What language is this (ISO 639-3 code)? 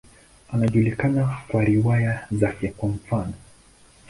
swa